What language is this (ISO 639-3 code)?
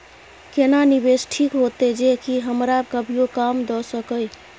mai